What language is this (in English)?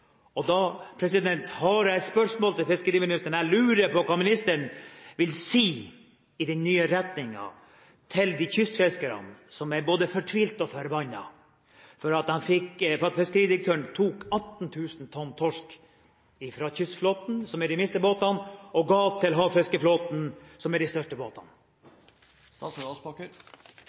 Norwegian Bokmål